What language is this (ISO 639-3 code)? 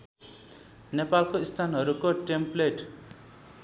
nep